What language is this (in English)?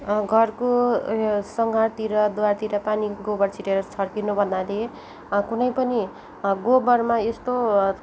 Nepali